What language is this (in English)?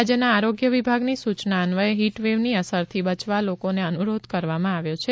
Gujarati